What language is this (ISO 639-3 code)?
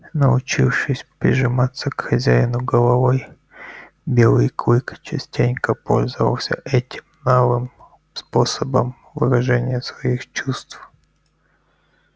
rus